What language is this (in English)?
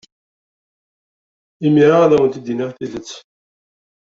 Kabyle